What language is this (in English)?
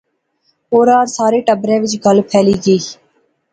Pahari-Potwari